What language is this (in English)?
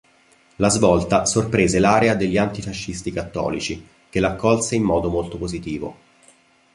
Italian